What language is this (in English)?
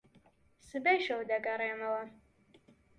Central Kurdish